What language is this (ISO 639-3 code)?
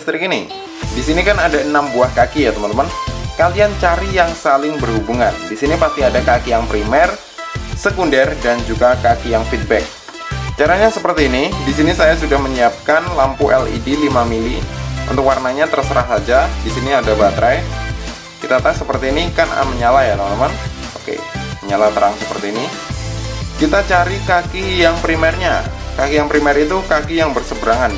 ind